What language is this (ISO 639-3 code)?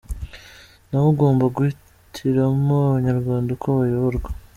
kin